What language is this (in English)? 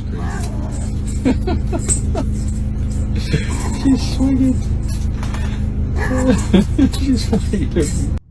English